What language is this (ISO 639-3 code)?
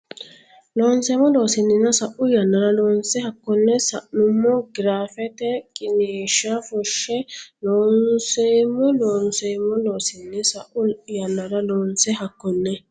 sid